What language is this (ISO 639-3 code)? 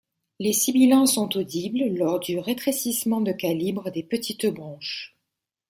fra